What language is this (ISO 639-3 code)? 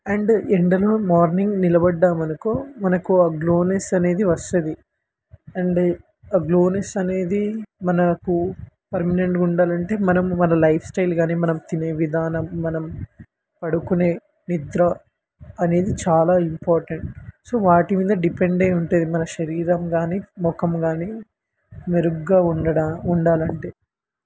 tel